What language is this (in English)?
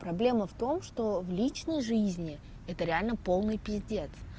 Russian